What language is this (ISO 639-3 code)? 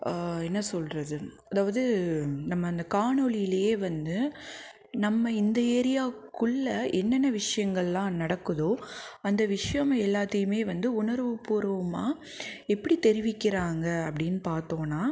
tam